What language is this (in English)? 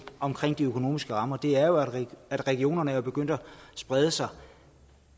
Danish